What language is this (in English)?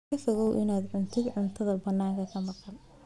Somali